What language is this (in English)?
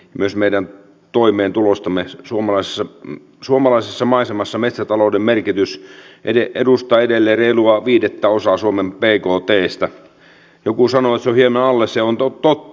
Finnish